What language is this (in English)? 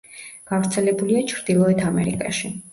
Georgian